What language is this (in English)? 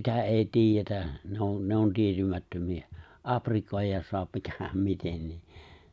Finnish